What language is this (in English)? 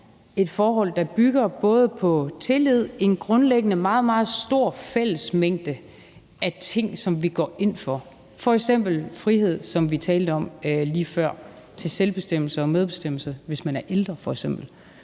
Danish